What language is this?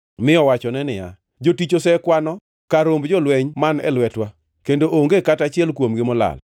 Luo (Kenya and Tanzania)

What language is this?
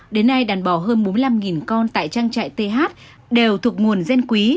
Vietnamese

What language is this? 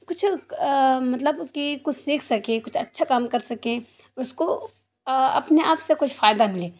Urdu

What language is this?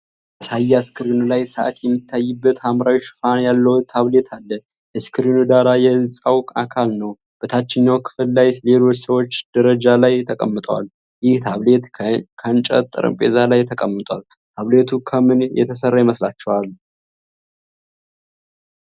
Amharic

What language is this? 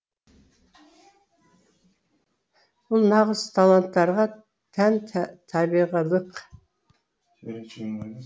Kazakh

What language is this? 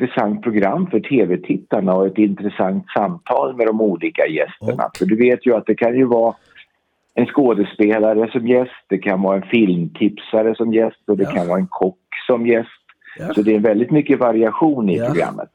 Swedish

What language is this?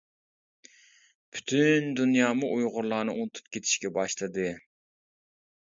Uyghur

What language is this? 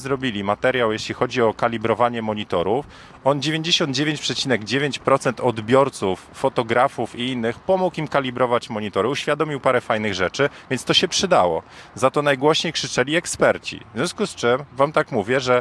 Polish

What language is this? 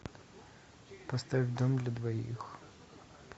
Russian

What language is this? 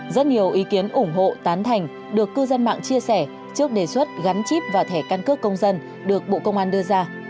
Vietnamese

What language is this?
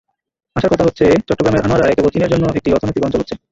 Bangla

